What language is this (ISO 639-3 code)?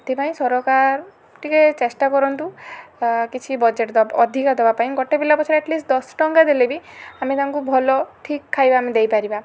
ori